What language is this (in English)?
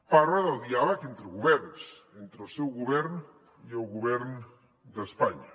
Catalan